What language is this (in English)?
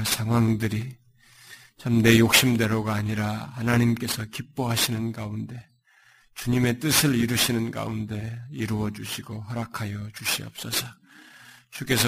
Korean